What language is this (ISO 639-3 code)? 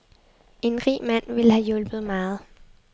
dan